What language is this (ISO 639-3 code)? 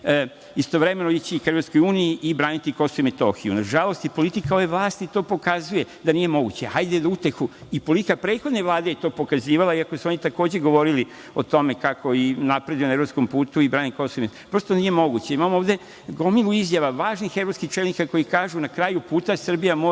srp